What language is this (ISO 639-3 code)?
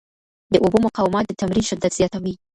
pus